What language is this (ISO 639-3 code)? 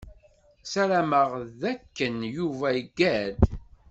kab